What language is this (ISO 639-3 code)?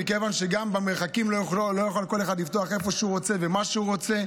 heb